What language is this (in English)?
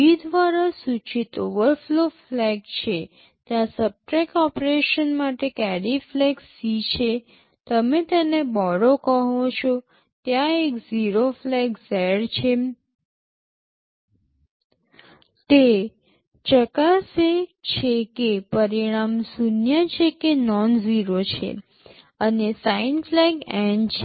Gujarati